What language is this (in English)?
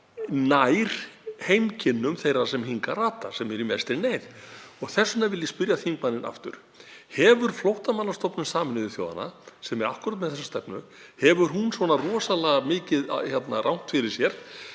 Icelandic